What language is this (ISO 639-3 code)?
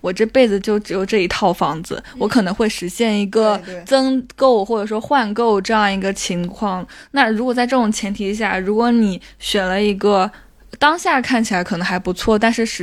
zho